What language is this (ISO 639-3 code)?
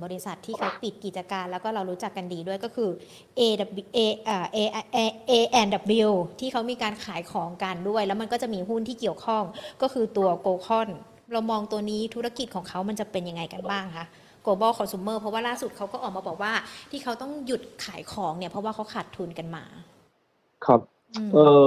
tha